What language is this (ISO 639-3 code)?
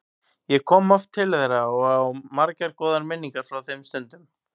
isl